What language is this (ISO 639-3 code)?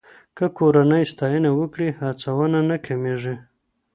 pus